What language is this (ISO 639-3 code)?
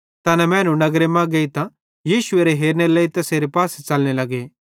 bhd